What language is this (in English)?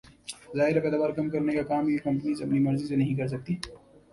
Urdu